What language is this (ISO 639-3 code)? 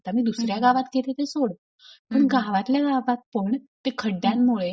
mar